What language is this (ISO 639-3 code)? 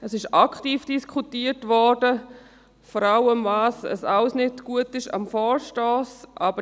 gsw